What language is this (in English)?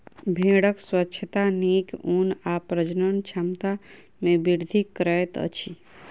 Maithili